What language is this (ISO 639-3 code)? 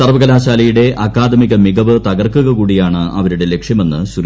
mal